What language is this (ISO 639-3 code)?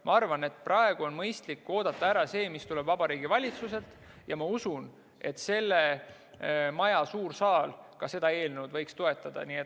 est